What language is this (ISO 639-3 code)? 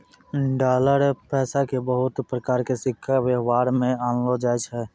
mai